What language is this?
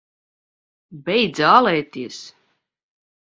Latvian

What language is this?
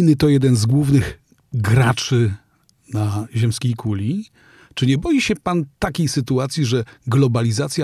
Polish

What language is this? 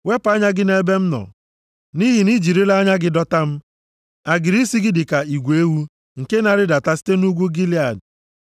Igbo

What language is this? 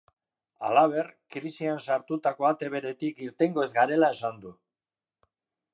Basque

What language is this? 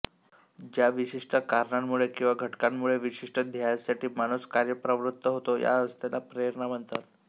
Marathi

